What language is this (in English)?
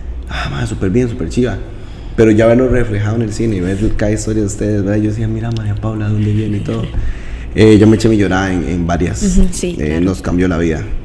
Spanish